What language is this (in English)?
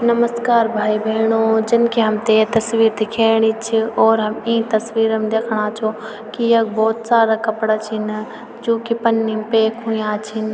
Garhwali